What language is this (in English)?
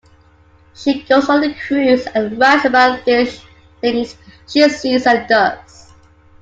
English